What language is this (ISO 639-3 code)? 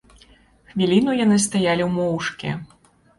bel